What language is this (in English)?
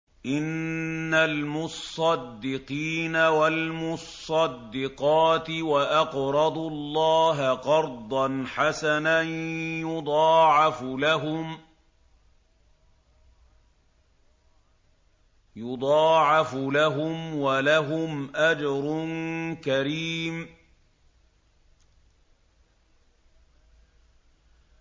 Arabic